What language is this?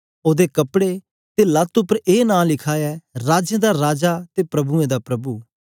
Dogri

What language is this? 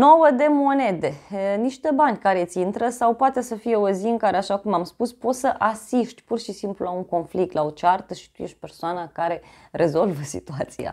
Romanian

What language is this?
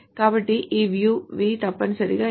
Telugu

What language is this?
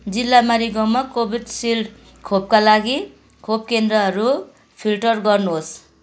Nepali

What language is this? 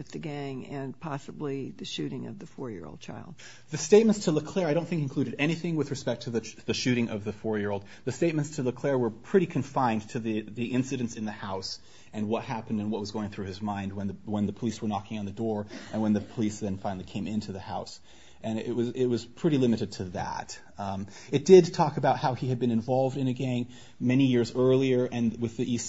English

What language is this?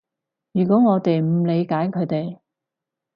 Cantonese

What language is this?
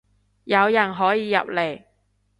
Cantonese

